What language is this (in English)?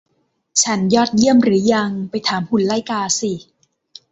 Thai